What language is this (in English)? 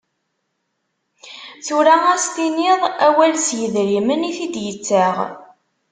Kabyle